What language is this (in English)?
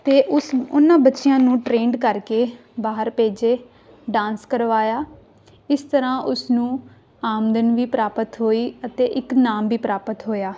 Punjabi